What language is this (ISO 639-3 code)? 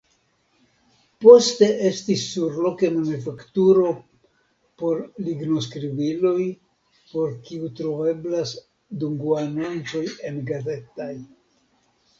epo